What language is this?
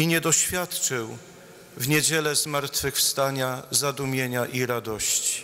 Polish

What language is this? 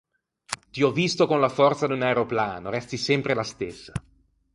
Italian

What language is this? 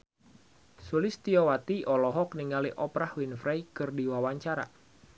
Sundanese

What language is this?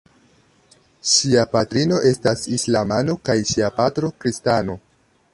Esperanto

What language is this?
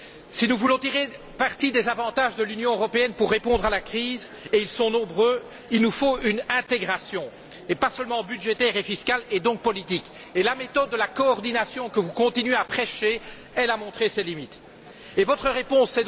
French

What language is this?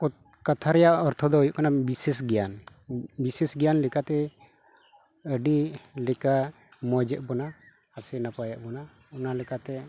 Santali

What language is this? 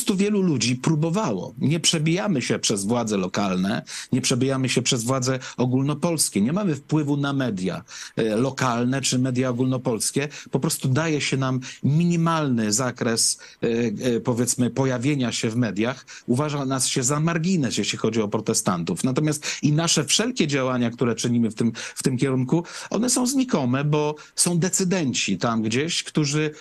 Polish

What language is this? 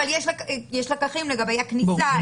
Hebrew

